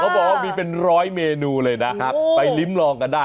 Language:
Thai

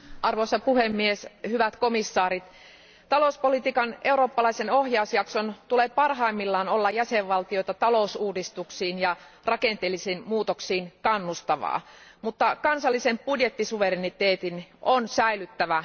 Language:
Finnish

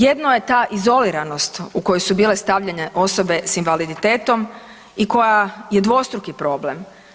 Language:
Croatian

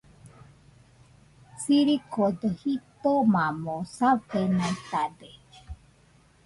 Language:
Nüpode Huitoto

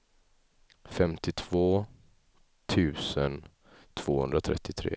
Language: Swedish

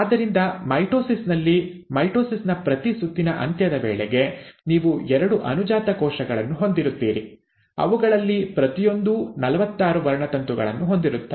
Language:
Kannada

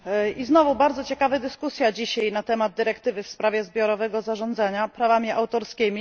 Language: Polish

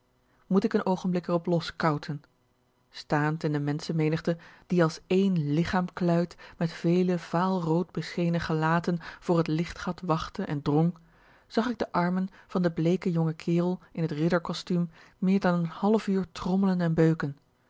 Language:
Dutch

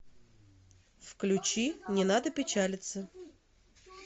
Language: Russian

